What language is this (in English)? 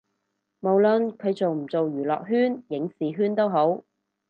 Cantonese